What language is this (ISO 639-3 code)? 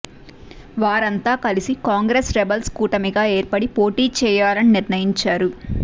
tel